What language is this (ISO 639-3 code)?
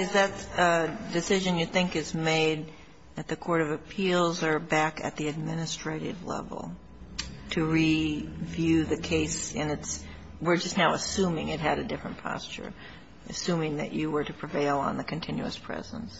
eng